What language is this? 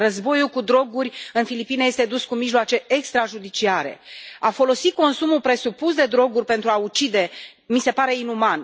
Romanian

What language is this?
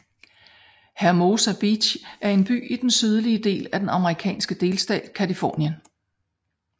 Danish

